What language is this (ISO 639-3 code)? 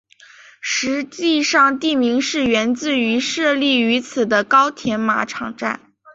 zho